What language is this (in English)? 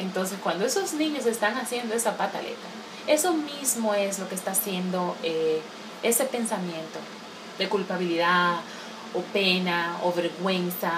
Spanish